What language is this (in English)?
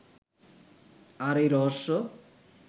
Bangla